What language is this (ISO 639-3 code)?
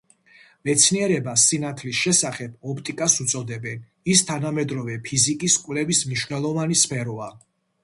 kat